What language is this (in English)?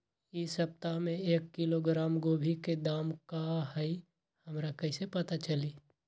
Magahi